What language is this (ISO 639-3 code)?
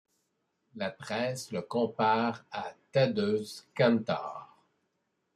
fra